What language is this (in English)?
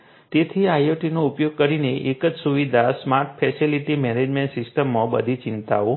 Gujarati